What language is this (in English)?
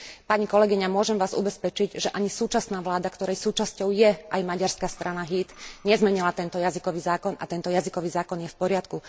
Slovak